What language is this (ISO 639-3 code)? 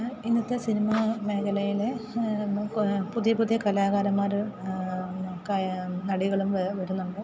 mal